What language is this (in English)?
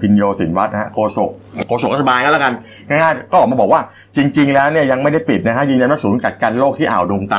Thai